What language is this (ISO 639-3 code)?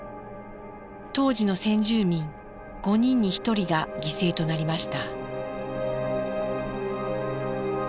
jpn